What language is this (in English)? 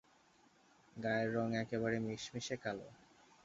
Bangla